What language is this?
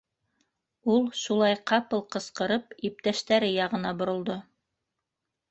Bashkir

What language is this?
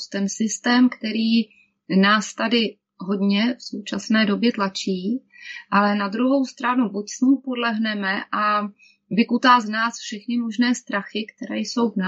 Czech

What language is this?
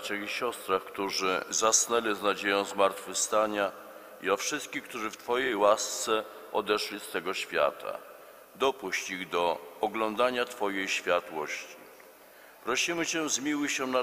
Polish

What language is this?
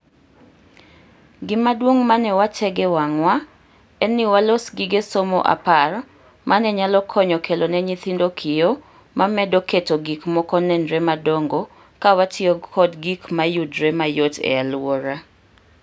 Luo (Kenya and Tanzania)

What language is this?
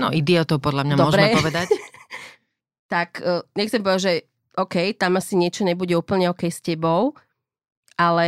Slovak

